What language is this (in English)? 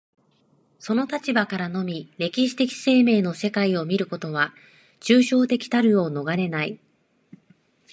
Japanese